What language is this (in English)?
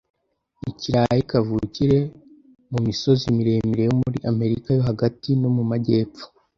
Kinyarwanda